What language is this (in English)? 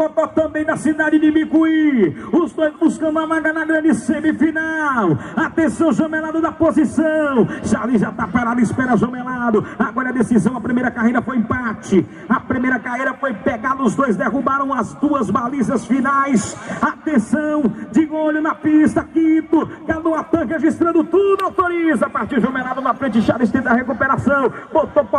Portuguese